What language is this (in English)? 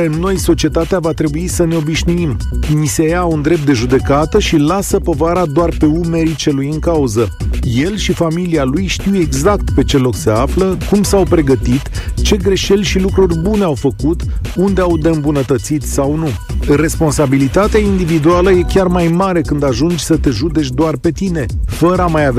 Romanian